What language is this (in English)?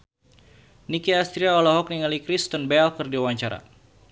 Sundanese